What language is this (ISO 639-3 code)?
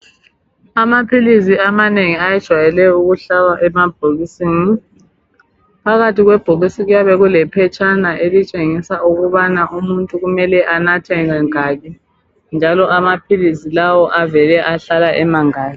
nde